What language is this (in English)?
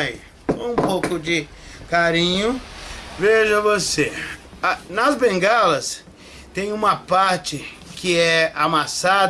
Portuguese